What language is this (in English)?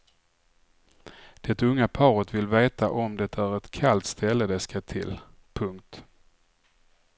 Swedish